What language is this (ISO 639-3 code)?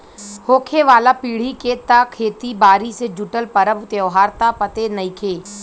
bho